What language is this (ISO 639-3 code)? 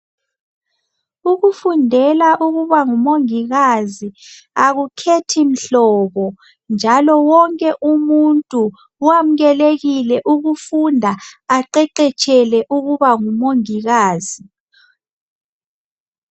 nde